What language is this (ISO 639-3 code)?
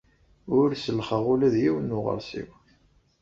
kab